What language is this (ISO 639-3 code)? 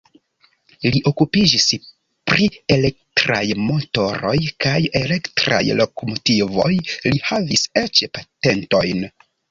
epo